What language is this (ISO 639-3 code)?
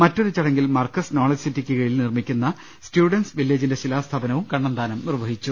mal